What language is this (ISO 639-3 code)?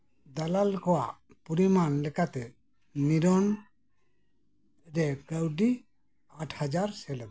sat